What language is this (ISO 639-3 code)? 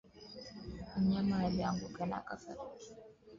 swa